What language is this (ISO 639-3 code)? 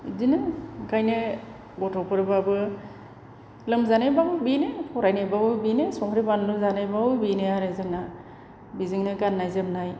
brx